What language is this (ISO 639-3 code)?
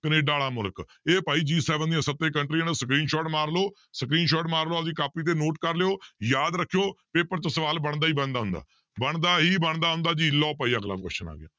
pan